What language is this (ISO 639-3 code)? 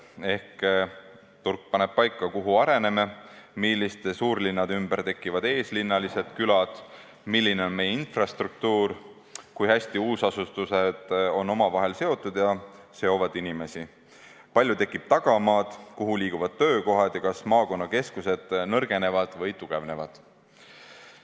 est